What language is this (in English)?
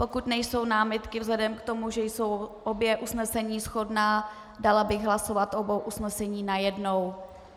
Czech